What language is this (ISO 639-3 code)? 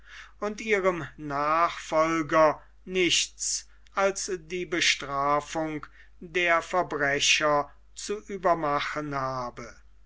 deu